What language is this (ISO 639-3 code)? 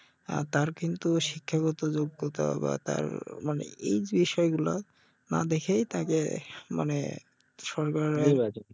ben